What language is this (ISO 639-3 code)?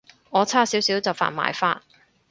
yue